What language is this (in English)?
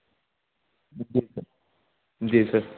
Urdu